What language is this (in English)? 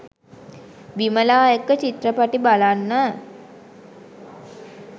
Sinhala